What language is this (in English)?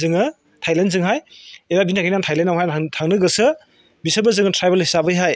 Bodo